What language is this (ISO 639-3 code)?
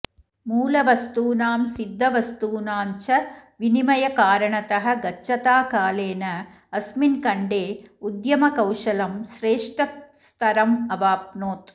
san